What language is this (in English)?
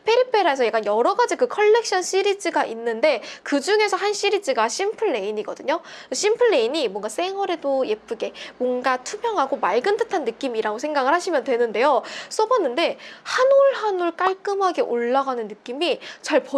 Korean